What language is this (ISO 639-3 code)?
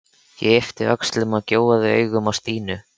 isl